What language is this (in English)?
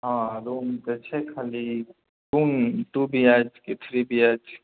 Maithili